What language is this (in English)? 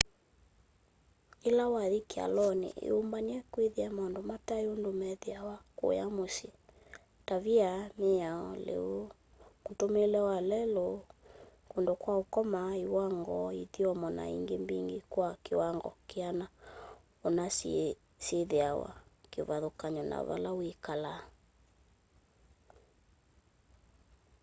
Kamba